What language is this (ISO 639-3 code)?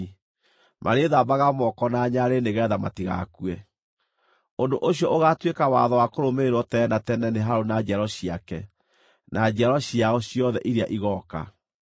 kik